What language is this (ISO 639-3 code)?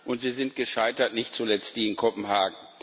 deu